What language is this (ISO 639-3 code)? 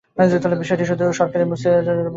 ben